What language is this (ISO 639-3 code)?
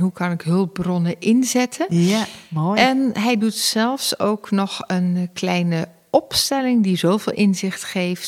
nld